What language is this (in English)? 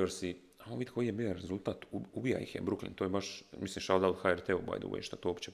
Croatian